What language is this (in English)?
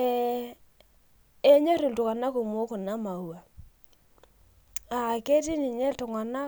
Masai